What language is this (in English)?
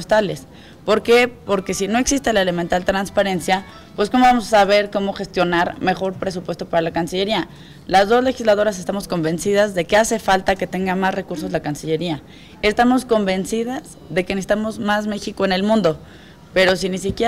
Spanish